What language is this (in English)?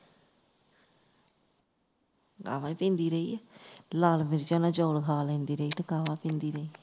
Punjabi